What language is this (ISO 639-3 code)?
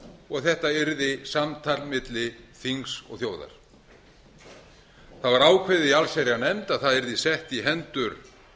isl